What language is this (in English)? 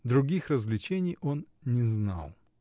Russian